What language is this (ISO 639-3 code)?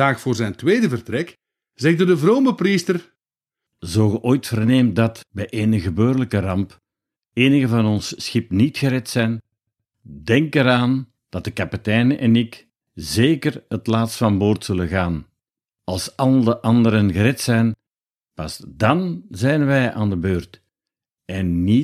nld